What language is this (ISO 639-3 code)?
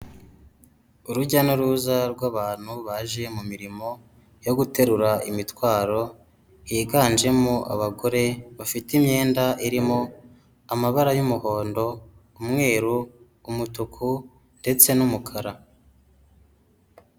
kin